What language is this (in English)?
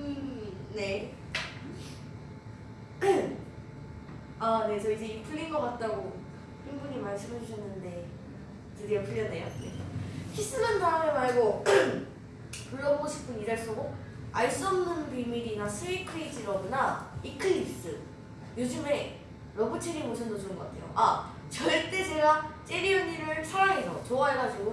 Korean